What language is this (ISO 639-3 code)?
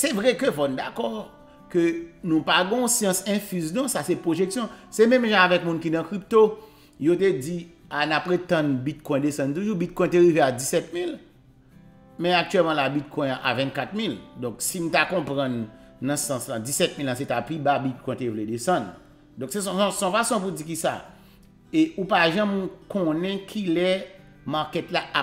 fra